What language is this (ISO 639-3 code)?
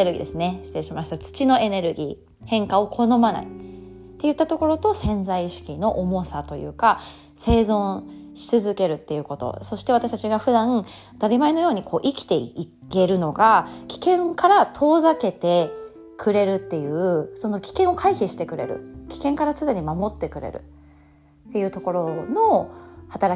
jpn